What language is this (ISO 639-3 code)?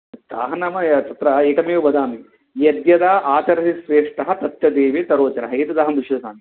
san